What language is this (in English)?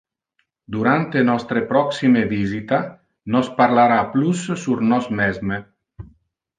Interlingua